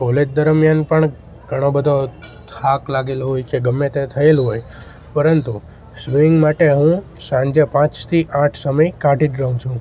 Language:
Gujarati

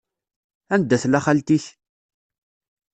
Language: Kabyle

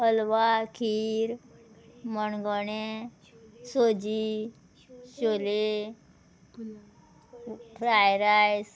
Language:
Konkani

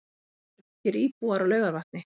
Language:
Icelandic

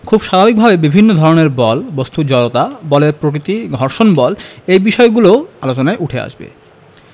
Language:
Bangla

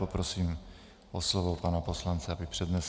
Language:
Czech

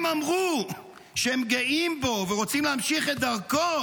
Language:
Hebrew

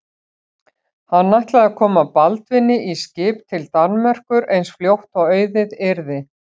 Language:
Icelandic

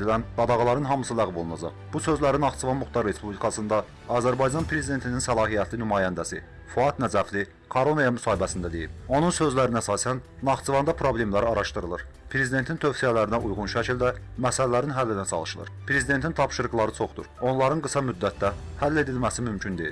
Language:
Turkish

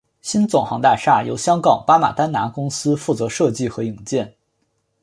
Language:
Chinese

